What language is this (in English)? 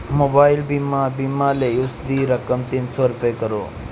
Punjabi